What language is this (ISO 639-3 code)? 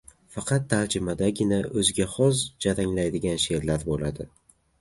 uzb